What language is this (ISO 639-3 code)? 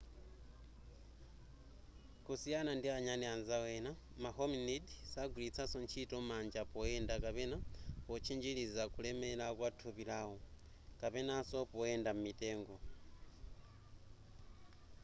nya